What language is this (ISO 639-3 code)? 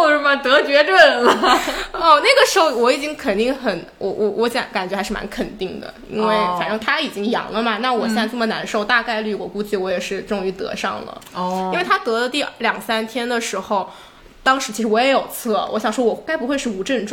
zho